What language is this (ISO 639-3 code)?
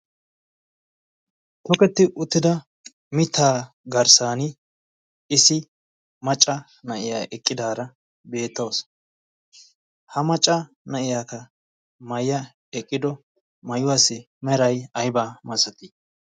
wal